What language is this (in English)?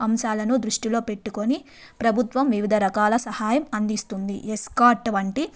Telugu